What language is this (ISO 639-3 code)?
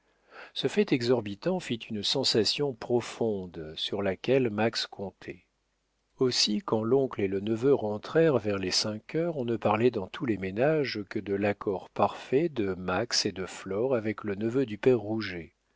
fra